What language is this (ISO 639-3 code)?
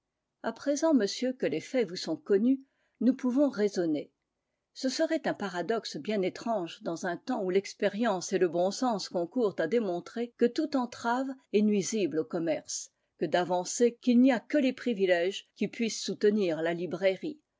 fra